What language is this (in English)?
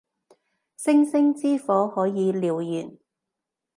Cantonese